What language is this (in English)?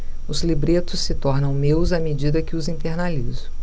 Portuguese